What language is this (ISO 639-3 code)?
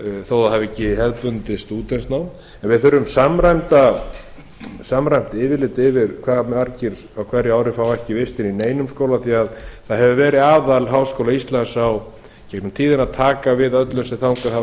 isl